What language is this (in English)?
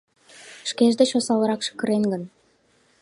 Mari